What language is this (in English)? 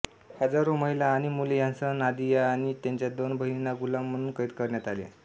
Marathi